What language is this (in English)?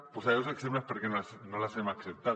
Catalan